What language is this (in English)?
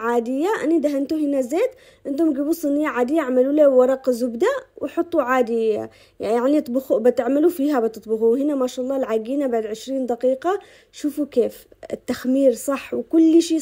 Arabic